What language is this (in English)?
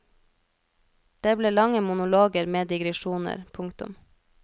Norwegian